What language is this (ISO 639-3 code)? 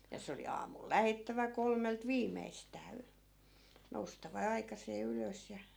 fin